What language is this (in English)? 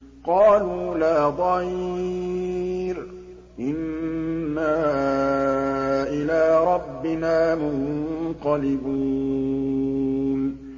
Arabic